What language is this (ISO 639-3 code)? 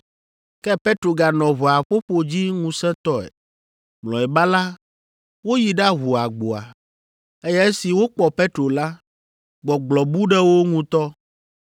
ewe